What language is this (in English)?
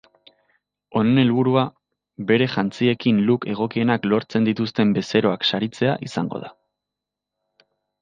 Basque